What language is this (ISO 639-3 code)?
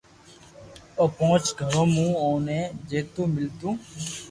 lrk